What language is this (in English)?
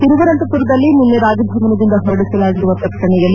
Kannada